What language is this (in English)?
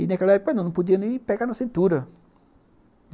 Portuguese